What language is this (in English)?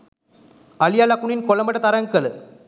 Sinhala